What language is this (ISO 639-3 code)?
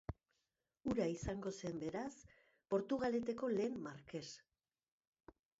eus